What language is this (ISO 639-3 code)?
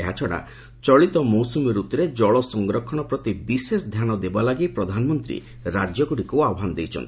ori